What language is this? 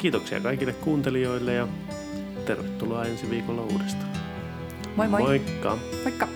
Finnish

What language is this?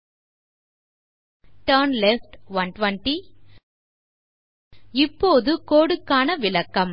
Tamil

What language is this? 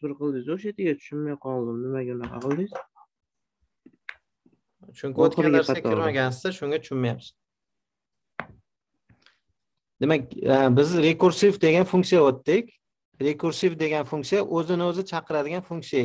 Turkish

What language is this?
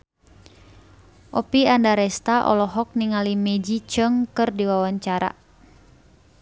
Sundanese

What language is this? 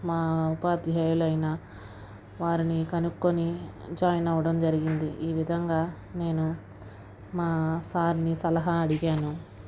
Telugu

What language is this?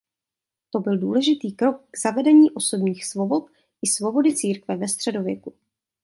Czech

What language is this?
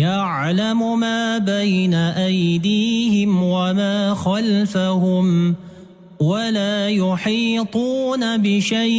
Arabic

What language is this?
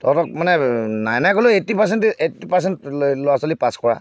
Assamese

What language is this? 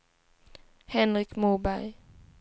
Swedish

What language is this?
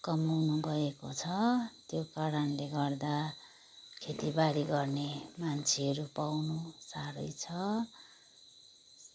Nepali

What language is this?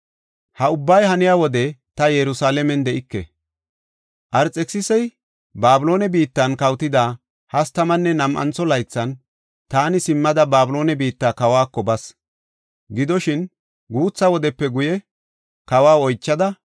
Gofa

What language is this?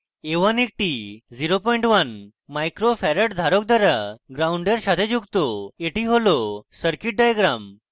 Bangla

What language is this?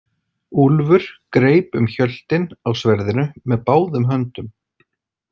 Icelandic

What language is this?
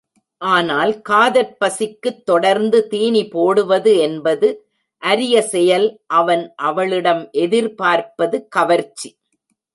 Tamil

